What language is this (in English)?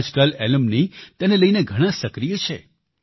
Gujarati